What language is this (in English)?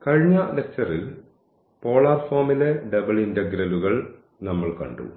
Malayalam